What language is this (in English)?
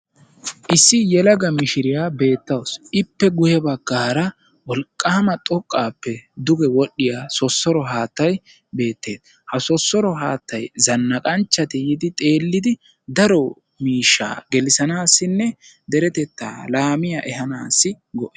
Wolaytta